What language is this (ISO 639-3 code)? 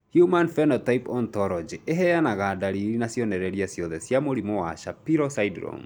kik